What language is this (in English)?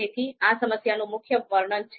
Gujarati